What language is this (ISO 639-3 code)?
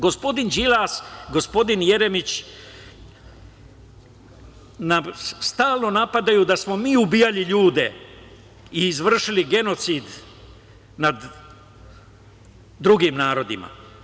srp